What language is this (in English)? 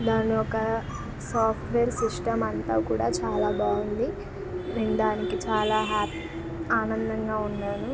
Telugu